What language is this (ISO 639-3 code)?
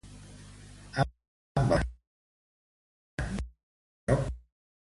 cat